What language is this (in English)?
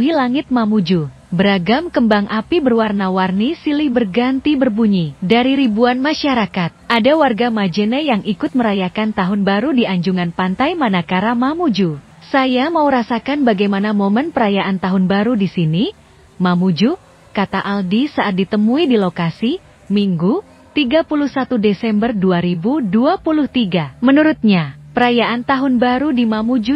Indonesian